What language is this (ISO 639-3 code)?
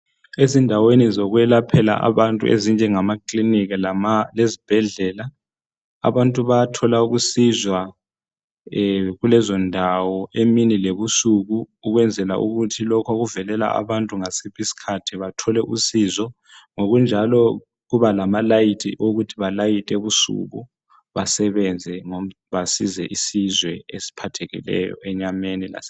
nde